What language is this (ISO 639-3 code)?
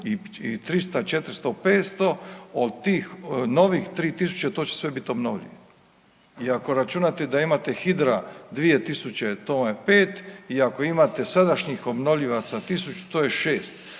hrv